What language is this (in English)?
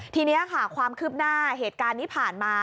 Thai